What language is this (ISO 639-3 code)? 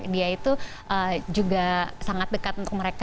ind